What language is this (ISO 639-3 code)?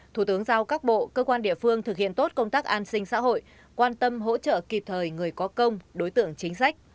vie